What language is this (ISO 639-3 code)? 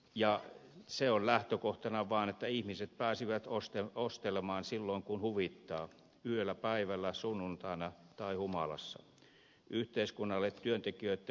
fin